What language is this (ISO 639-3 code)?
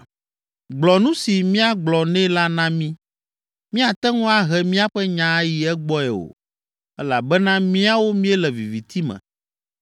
ewe